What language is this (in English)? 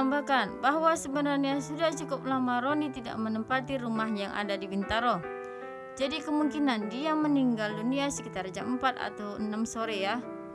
Indonesian